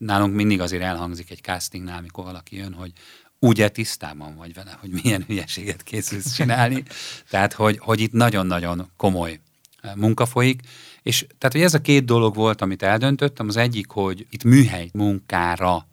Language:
Hungarian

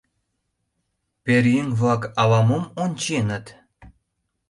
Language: Mari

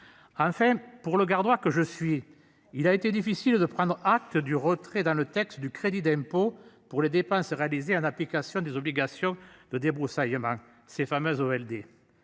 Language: French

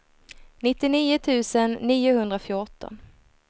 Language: Swedish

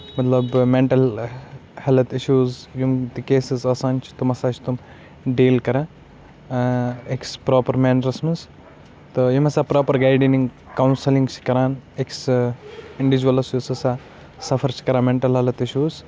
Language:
Kashmiri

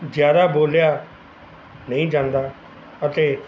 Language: Punjabi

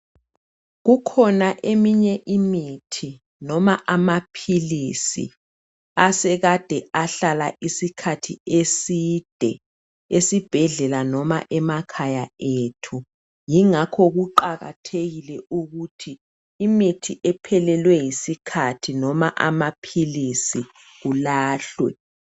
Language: North Ndebele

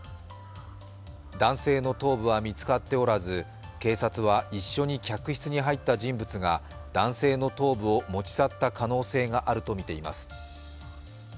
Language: Japanese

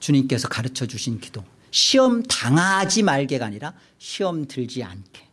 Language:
Korean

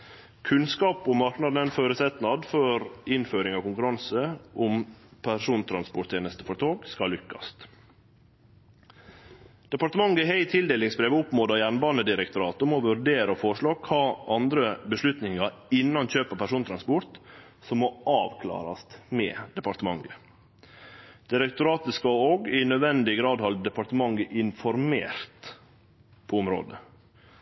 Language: Norwegian Nynorsk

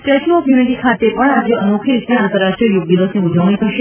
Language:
Gujarati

